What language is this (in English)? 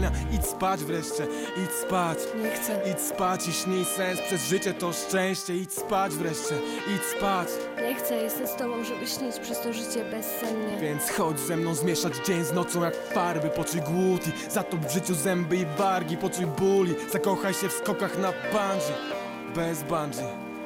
Polish